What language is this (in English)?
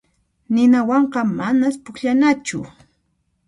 Puno Quechua